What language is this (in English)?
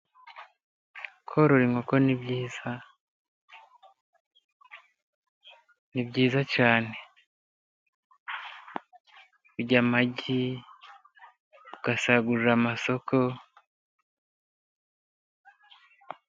Kinyarwanda